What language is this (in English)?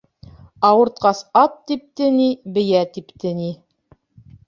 Bashkir